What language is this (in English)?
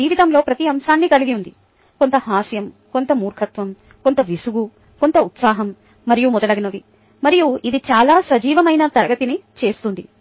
Telugu